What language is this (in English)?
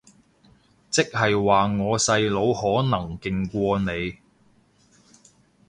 Cantonese